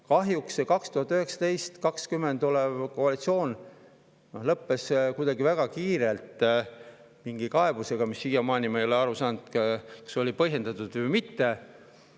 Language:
Estonian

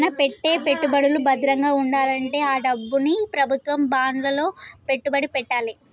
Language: Telugu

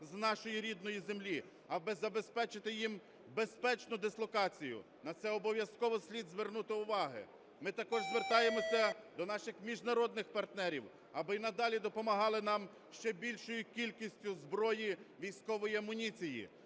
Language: Ukrainian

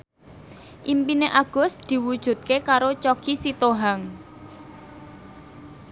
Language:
Javanese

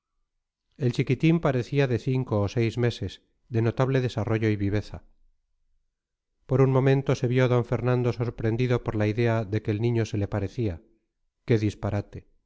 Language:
Spanish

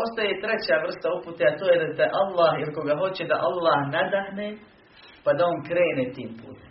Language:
Croatian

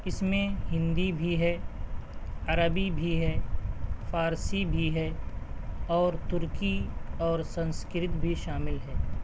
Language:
Urdu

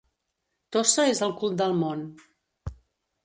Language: Catalan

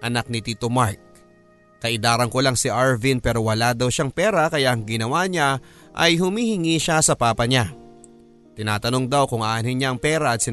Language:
Filipino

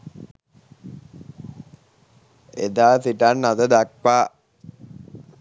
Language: Sinhala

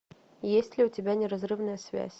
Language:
Russian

